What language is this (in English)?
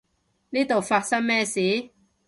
Cantonese